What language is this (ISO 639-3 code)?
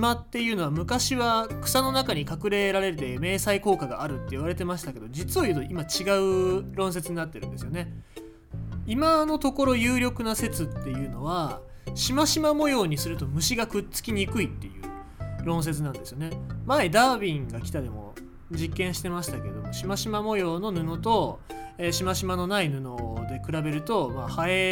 jpn